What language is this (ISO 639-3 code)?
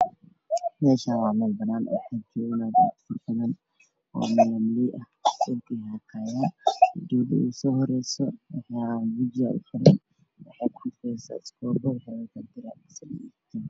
som